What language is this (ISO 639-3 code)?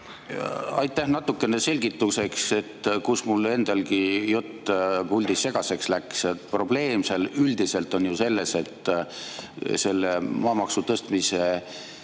est